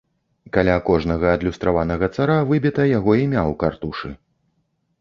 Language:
Belarusian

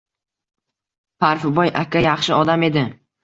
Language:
Uzbek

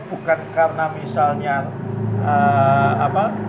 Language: Indonesian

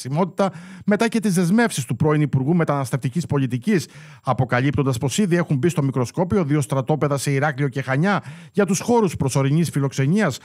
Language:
Greek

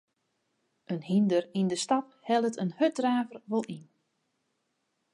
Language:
Western Frisian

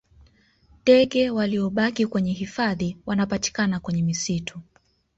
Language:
Swahili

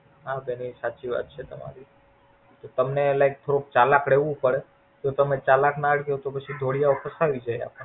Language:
Gujarati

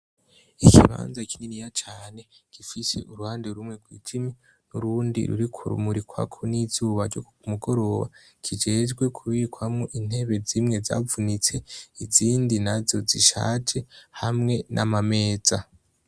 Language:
Rundi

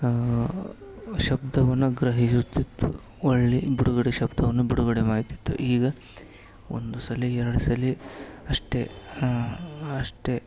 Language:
Kannada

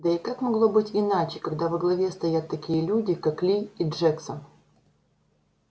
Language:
Russian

